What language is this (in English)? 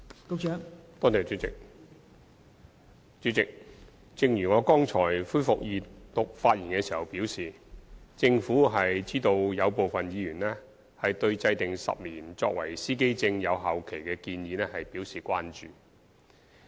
Cantonese